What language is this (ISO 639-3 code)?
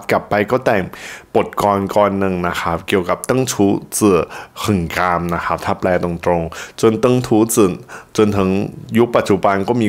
tha